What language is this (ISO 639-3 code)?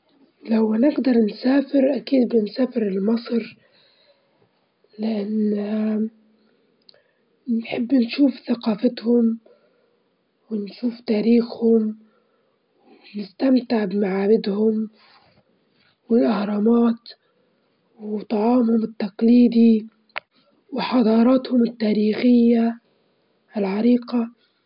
ayl